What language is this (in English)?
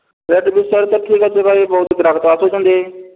Odia